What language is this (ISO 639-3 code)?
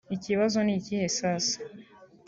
kin